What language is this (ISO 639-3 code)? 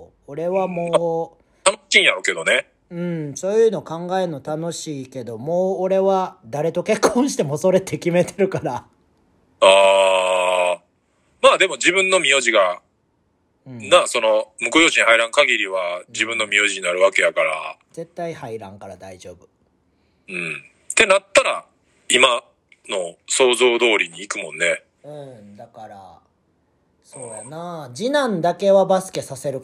jpn